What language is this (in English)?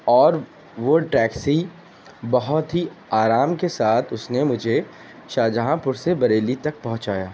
Urdu